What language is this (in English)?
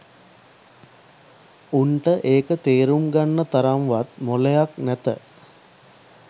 Sinhala